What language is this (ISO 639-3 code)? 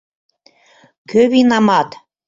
chm